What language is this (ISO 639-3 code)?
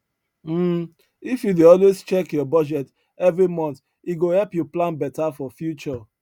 pcm